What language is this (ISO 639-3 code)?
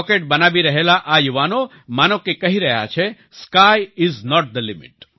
guj